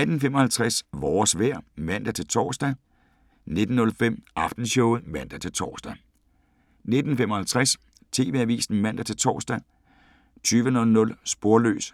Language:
Danish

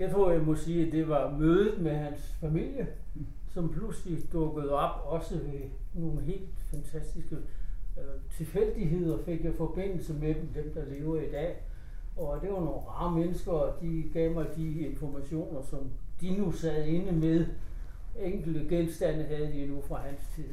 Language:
Danish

